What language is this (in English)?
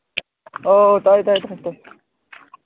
Manipuri